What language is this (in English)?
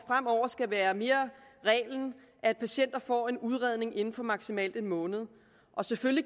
Danish